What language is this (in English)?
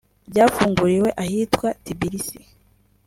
Kinyarwanda